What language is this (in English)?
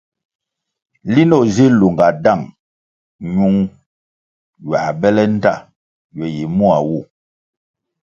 Kwasio